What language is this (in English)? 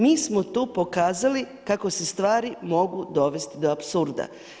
Croatian